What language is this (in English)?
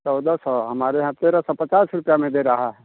Hindi